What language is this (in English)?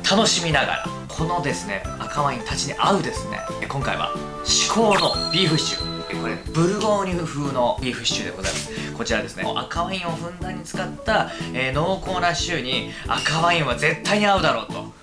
Japanese